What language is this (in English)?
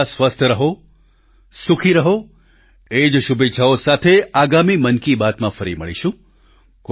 Gujarati